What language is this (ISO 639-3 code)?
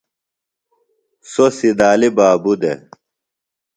phl